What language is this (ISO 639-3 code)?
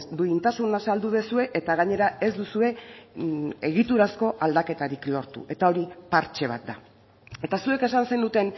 eus